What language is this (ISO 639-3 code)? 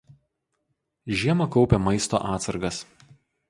lit